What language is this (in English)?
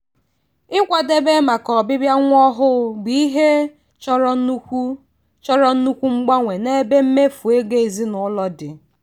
Igbo